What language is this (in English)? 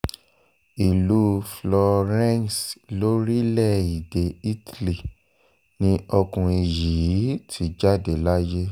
Yoruba